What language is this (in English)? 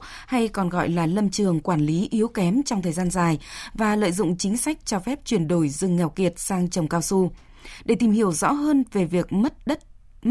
Vietnamese